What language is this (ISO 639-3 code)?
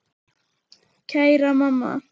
isl